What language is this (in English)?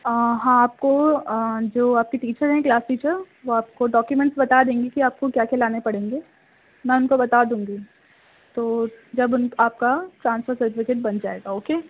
Urdu